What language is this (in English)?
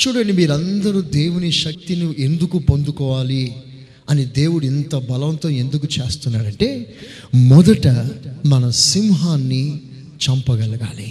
Telugu